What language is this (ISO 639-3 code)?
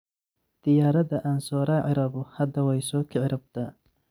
som